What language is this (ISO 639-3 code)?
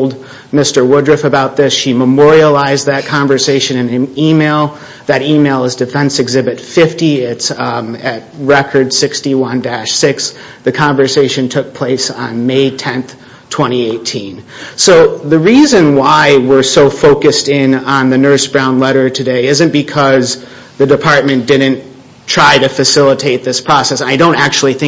eng